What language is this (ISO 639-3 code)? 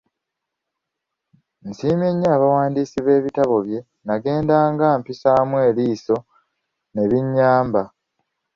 lug